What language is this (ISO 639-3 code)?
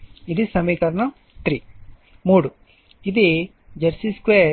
tel